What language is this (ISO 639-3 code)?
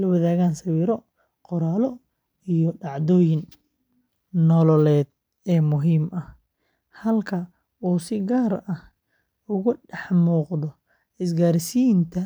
som